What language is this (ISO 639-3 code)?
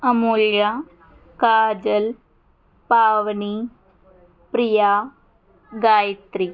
tel